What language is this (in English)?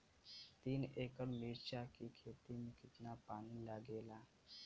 Bhojpuri